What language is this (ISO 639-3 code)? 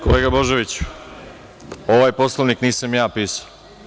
srp